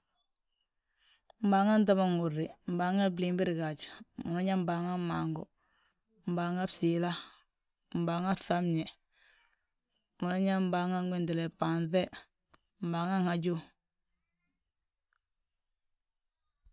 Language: Balanta-Ganja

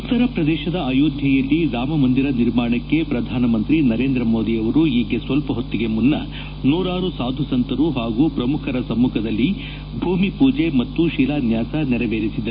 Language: Kannada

